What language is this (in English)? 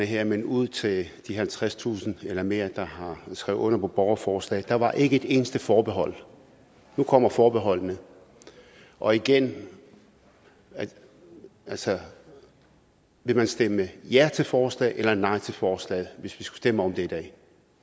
Danish